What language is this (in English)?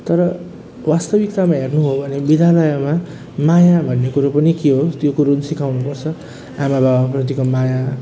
Nepali